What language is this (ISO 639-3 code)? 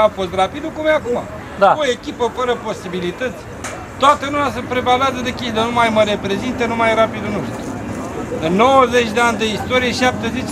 ron